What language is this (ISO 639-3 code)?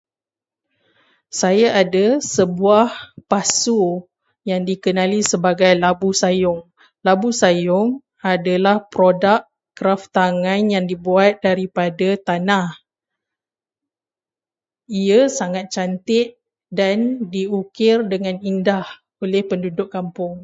msa